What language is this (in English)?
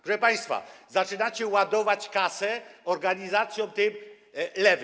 Polish